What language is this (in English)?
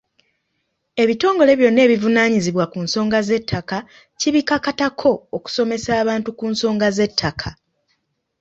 Ganda